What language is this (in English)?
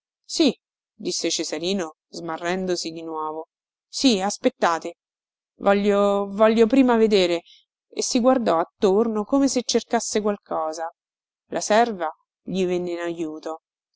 Italian